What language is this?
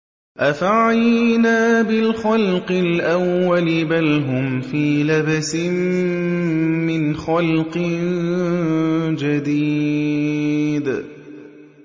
Arabic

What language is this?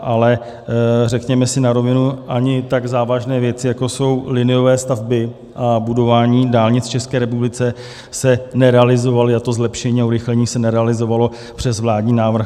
Czech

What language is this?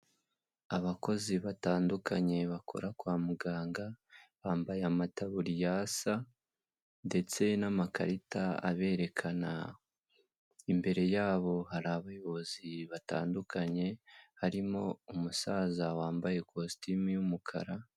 Kinyarwanda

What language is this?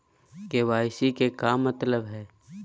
Magahi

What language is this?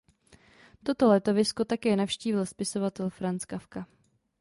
Czech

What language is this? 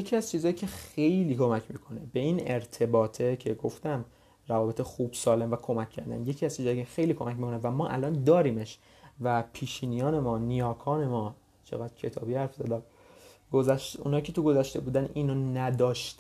Persian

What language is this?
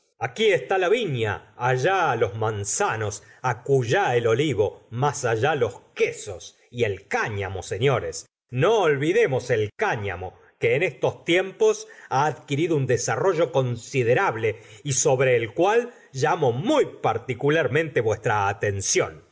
Spanish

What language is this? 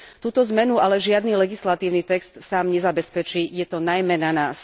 Slovak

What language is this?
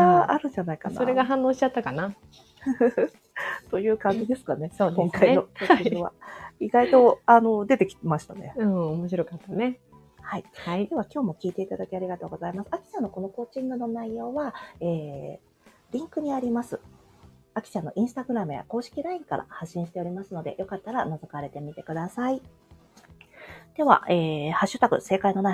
Japanese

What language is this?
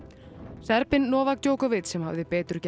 Icelandic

